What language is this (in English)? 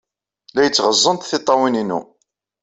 Kabyle